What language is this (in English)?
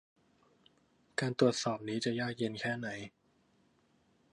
Thai